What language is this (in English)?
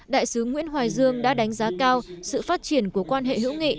Vietnamese